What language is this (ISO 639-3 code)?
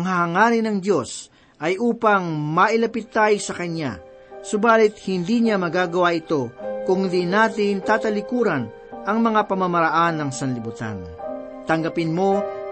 fil